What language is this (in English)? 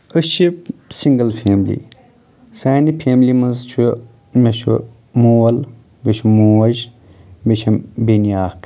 Kashmiri